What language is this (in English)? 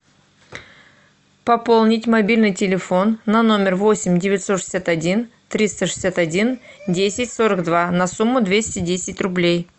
Russian